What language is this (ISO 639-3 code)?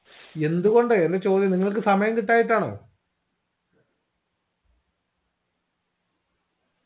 mal